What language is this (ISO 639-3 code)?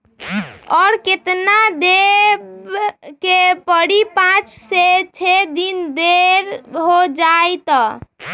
mag